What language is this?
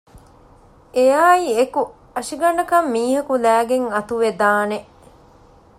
Divehi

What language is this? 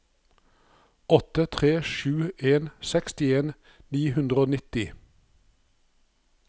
Norwegian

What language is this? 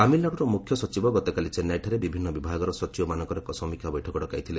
Odia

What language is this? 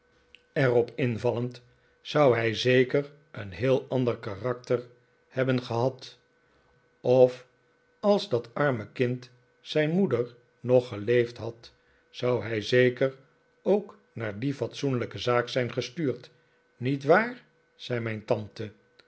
Dutch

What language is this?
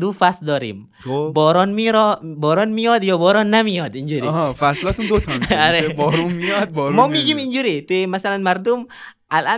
Persian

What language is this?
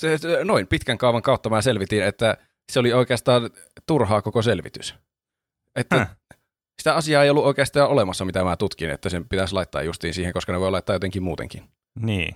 Finnish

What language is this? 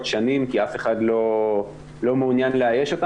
Hebrew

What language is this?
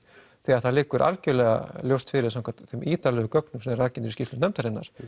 Icelandic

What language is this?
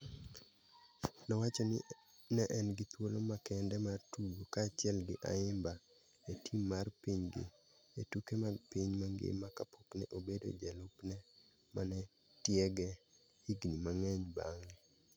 Luo (Kenya and Tanzania)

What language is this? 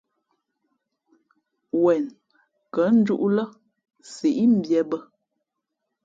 Fe'fe'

